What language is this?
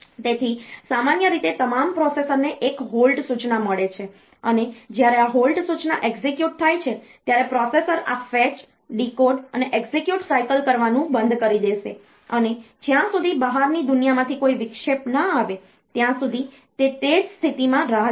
Gujarati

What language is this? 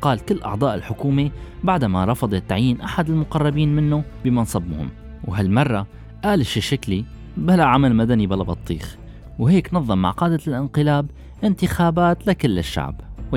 Arabic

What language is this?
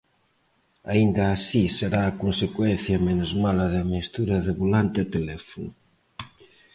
Galician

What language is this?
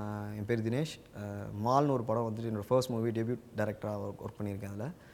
Tamil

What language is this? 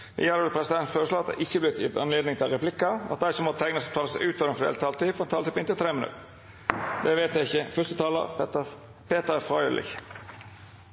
Norwegian Bokmål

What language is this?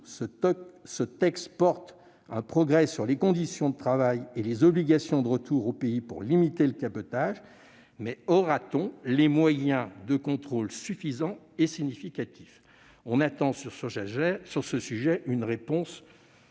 French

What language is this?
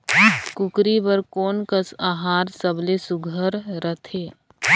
Chhattisgarhi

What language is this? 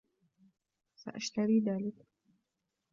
Arabic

